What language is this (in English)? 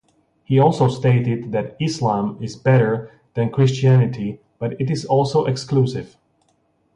English